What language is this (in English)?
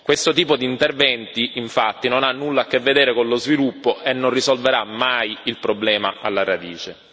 Italian